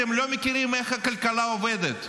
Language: Hebrew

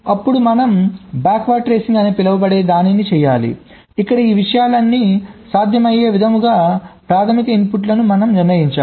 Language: Telugu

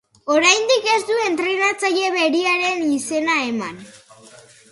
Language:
Basque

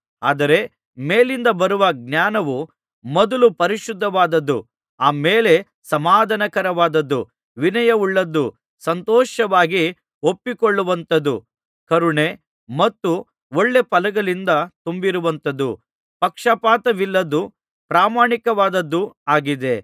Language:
Kannada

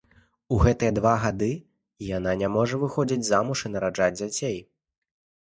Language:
Belarusian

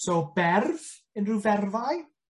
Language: Welsh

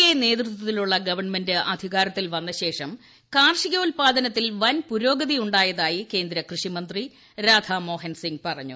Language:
Malayalam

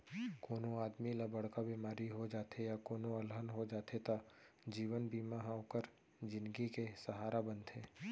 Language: Chhattisgarhi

